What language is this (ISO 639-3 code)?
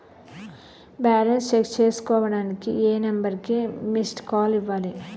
tel